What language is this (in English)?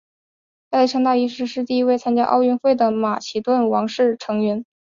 Chinese